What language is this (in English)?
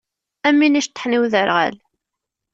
Kabyle